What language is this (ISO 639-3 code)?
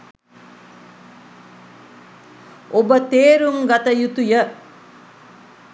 sin